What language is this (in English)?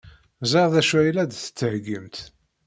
Kabyle